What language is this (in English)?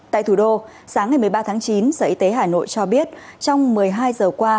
Vietnamese